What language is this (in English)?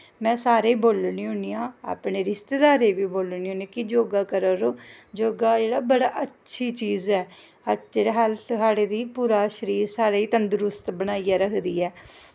Dogri